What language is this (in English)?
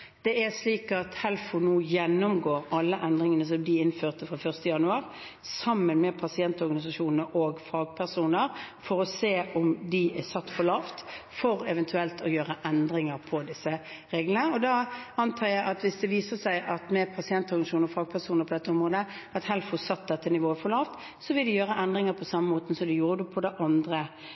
Norwegian Bokmål